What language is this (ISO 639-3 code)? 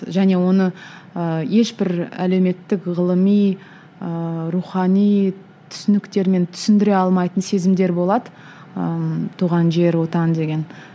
kaz